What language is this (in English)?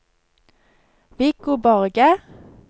Norwegian